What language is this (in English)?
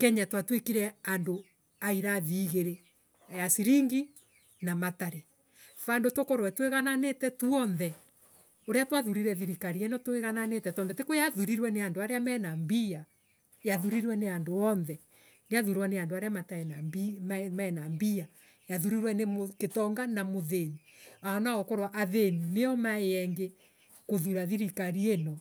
Embu